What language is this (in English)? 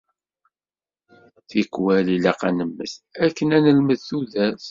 Kabyle